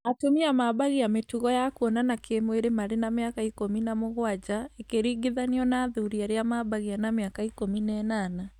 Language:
Kikuyu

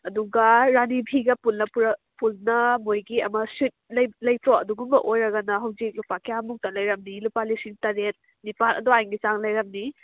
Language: Manipuri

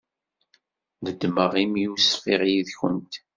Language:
Kabyle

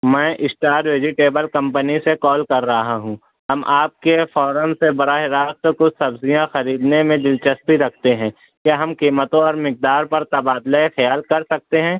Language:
Urdu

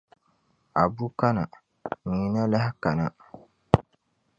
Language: Dagbani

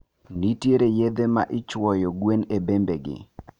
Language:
Luo (Kenya and Tanzania)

